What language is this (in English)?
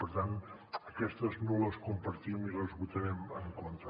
Catalan